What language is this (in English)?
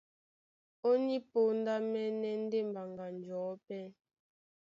Duala